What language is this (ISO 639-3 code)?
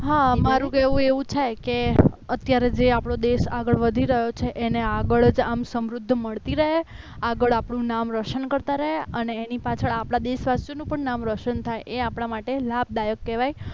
guj